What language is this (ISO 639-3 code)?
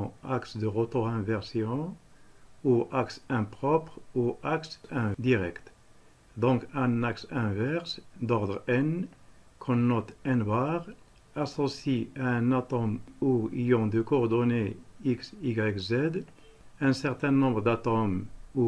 fra